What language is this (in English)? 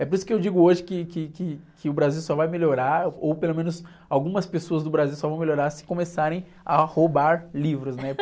Portuguese